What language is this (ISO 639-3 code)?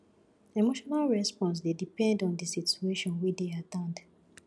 pcm